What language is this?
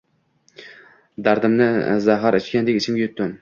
Uzbek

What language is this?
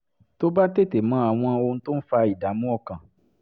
Yoruba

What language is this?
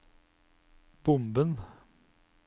Norwegian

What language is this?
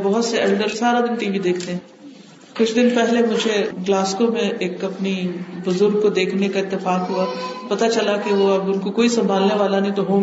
Urdu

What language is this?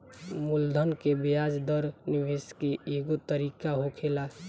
Bhojpuri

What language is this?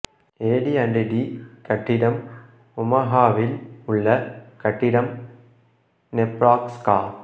Tamil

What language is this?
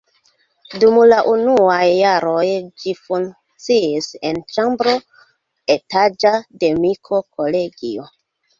Esperanto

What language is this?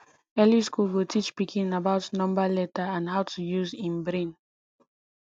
Nigerian Pidgin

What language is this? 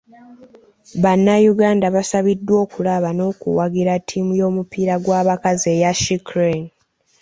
Ganda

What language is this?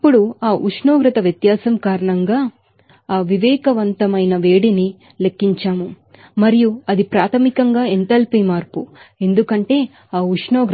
Telugu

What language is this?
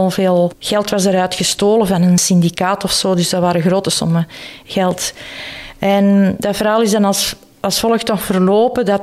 Dutch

